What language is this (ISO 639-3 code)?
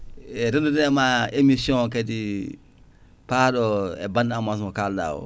ful